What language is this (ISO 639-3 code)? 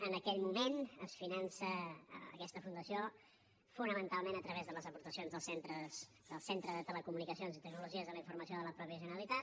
cat